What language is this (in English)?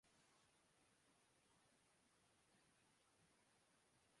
Urdu